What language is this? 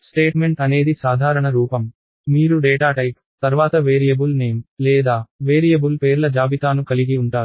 Telugu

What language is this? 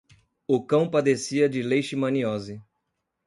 Portuguese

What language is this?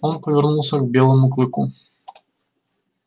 Russian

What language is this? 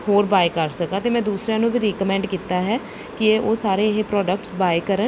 Punjabi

